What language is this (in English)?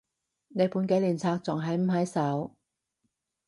Cantonese